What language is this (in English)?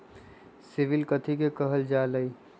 Magahi